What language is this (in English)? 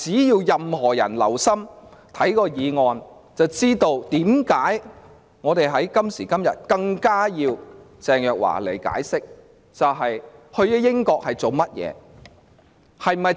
Cantonese